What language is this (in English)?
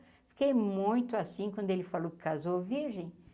Portuguese